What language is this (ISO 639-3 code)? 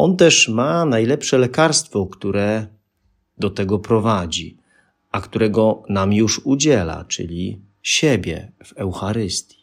pol